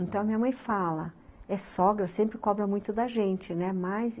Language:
Portuguese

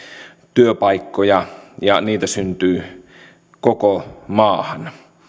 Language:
Finnish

